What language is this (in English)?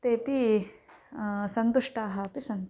Sanskrit